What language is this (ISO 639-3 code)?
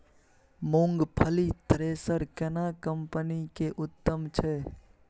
mai